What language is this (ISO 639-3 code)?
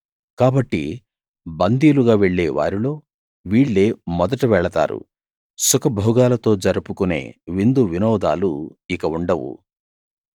tel